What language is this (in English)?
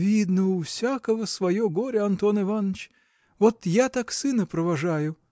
Russian